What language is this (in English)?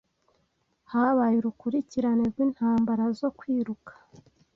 Kinyarwanda